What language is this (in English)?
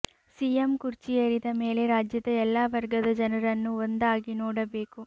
Kannada